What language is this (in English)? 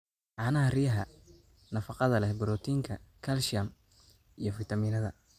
Somali